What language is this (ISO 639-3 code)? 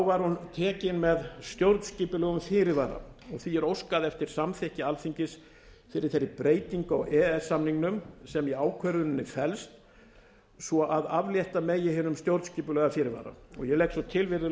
isl